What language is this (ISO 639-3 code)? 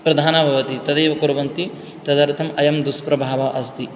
san